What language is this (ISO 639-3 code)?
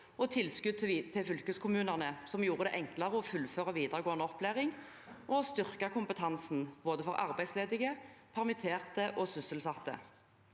nor